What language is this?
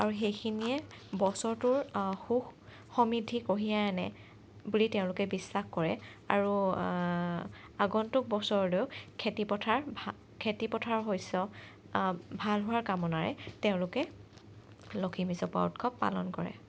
Assamese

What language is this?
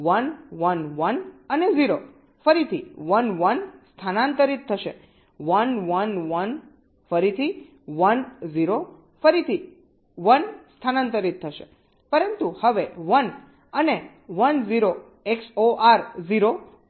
Gujarati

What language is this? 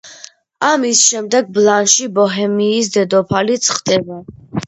Georgian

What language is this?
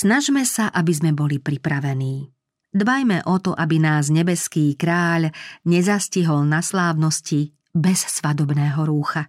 Slovak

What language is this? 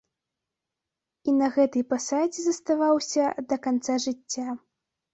Belarusian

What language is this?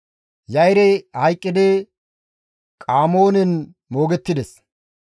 Gamo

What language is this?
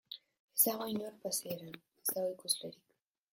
Basque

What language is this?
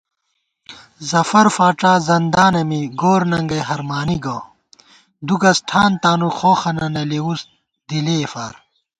Gawar-Bati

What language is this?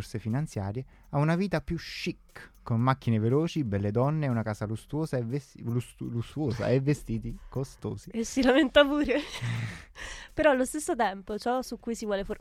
Italian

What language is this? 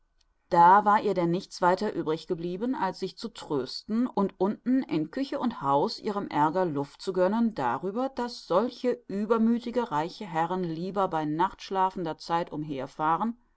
German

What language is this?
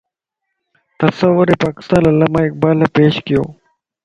Lasi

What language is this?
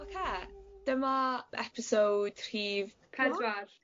Welsh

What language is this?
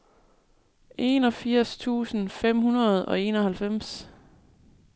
Danish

